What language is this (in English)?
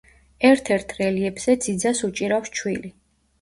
Georgian